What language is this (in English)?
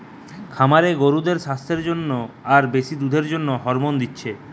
Bangla